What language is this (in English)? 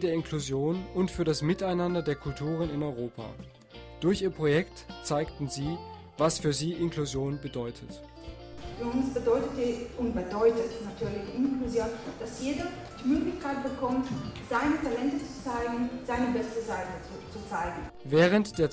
German